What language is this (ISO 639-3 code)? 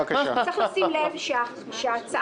heb